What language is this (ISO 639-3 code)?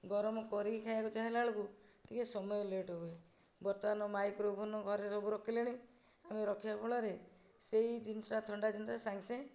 ori